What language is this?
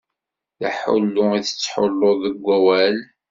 Kabyle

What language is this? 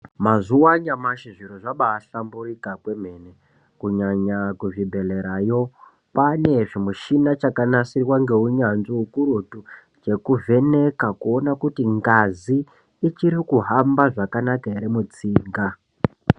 Ndau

